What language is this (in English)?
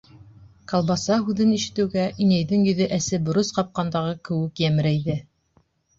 Bashkir